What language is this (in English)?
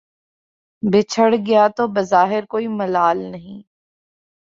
Urdu